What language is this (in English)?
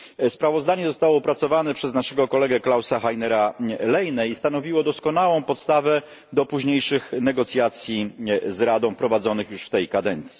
Polish